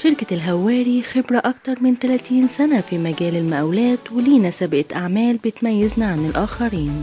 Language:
Arabic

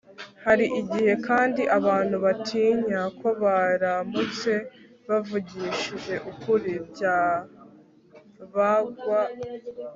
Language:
Kinyarwanda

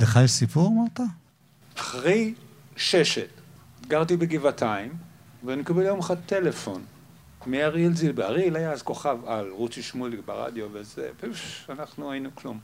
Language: Hebrew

